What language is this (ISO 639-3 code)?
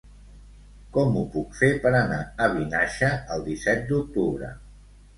cat